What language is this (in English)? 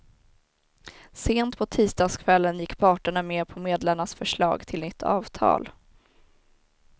Swedish